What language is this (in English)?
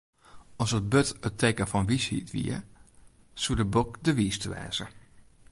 Western Frisian